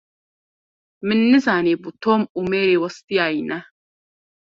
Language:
Kurdish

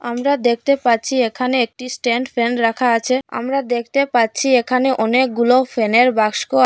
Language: Bangla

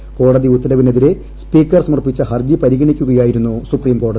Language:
Malayalam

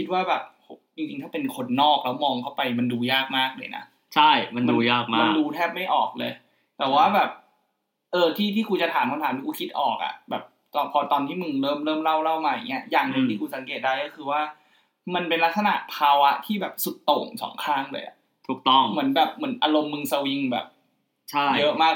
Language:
Thai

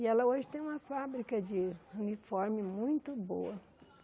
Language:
Portuguese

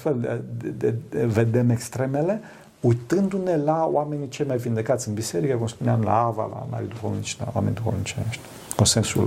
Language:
Romanian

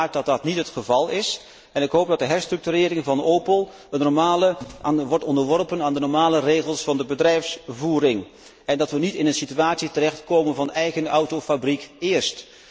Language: Dutch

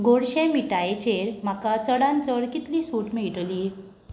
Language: Konkani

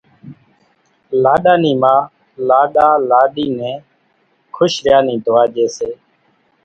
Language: Kachi Koli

